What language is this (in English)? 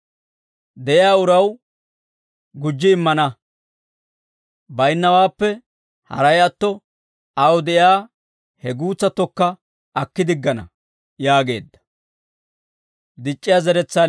Dawro